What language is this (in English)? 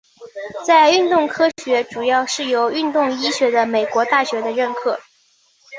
Chinese